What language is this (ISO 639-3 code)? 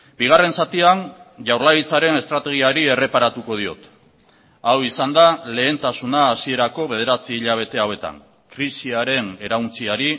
eus